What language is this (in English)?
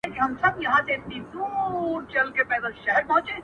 Pashto